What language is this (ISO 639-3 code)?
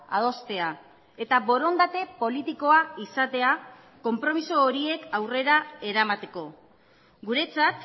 eus